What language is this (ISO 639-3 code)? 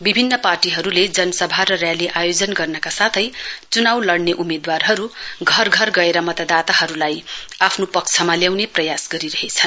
nep